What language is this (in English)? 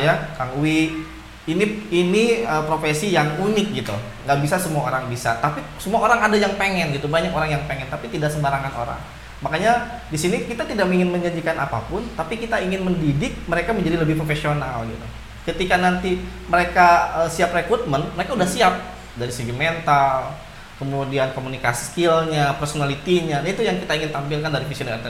Indonesian